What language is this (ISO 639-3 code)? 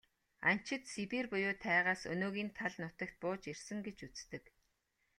mon